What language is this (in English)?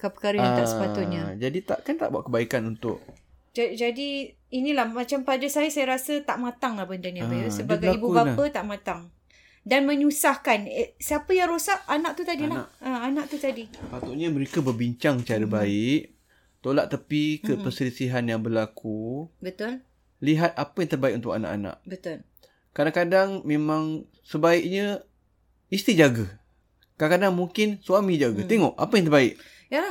Malay